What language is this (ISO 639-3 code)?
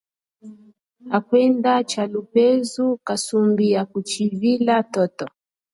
cjk